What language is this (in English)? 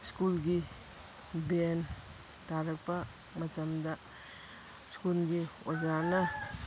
Manipuri